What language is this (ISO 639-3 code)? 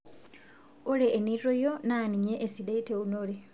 mas